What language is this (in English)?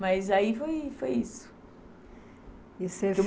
Portuguese